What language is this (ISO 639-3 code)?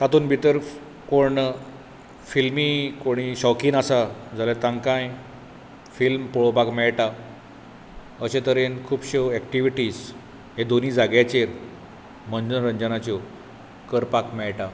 kok